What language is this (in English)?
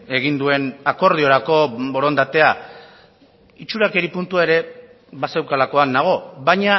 Basque